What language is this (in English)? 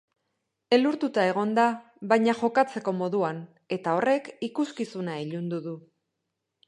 Basque